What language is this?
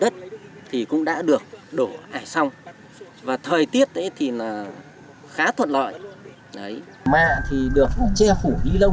Vietnamese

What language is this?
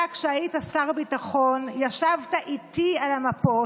Hebrew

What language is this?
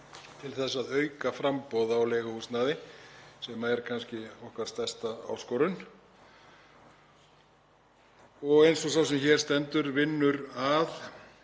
Icelandic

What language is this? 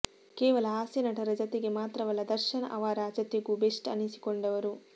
Kannada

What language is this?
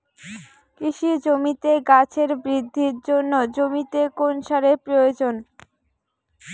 Bangla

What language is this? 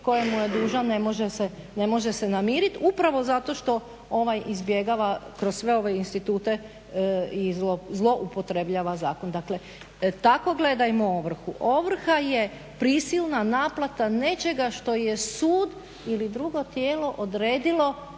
Croatian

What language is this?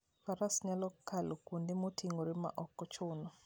Luo (Kenya and Tanzania)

